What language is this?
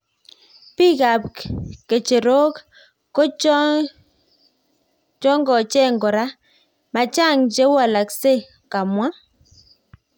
Kalenjin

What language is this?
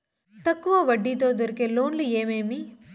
Telugu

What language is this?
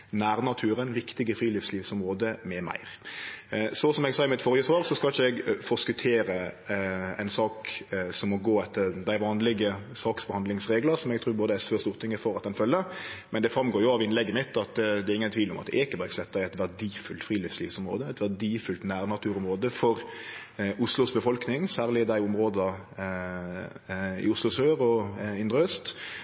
Norwegian Nynorsk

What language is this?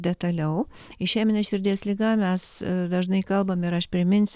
Lithuanian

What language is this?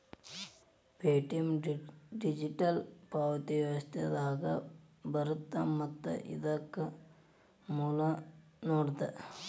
Kannada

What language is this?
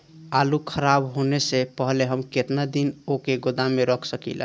Bhojpuri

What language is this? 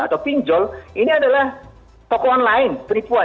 Indonesian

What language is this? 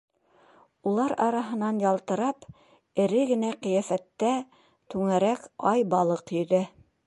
Bashkir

